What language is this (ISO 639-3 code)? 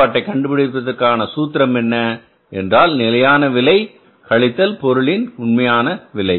tam